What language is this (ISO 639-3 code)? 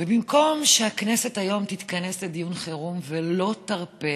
heb